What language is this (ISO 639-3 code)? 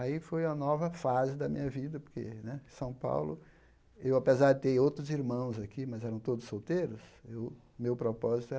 por